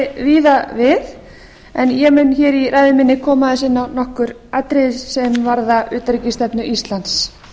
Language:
Icelandic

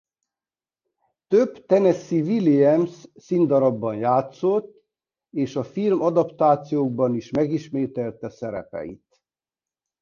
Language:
Hungarian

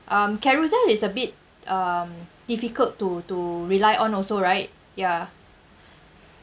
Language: English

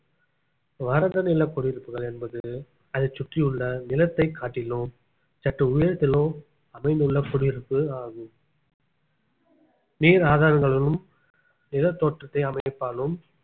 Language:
Tamil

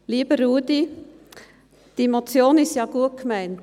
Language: Swiss German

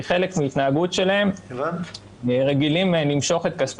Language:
Hebrew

